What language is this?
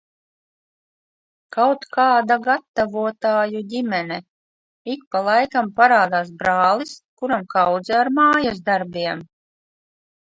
Latvian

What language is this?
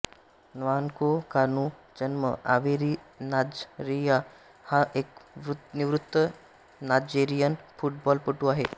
Marathi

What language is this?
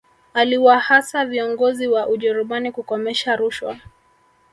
Swahili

